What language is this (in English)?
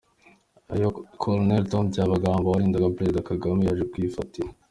Kinyarwanda